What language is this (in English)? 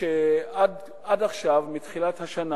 Hebrew